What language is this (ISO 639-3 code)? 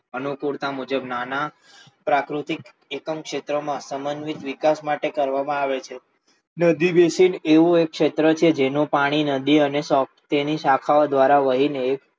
guj